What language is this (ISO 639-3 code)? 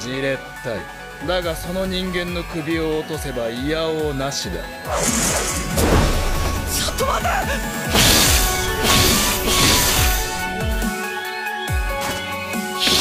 jpn